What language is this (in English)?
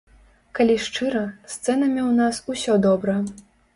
Belarusian